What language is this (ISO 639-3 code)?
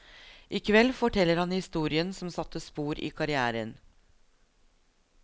nor